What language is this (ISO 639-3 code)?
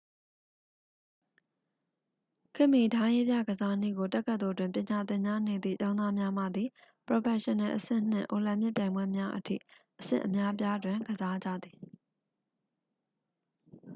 mya